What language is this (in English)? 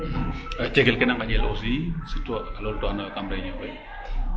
Serer